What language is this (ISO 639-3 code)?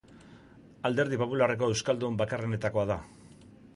eus